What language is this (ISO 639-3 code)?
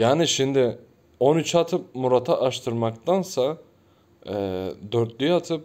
tur